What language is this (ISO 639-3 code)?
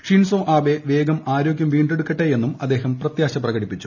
mal